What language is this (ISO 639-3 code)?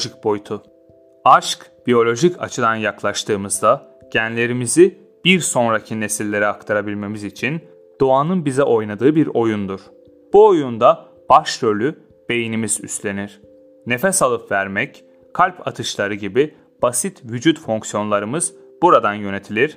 tur